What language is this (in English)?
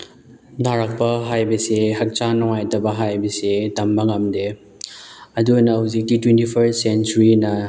Manipuri